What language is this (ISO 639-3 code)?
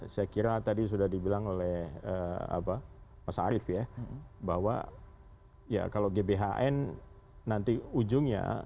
ind